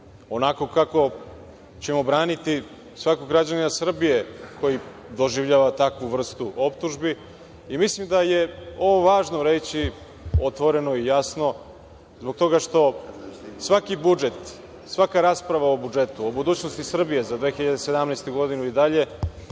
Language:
Serbian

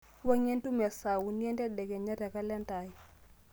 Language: Masai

